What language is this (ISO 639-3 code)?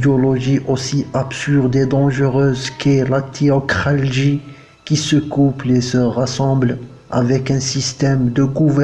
fra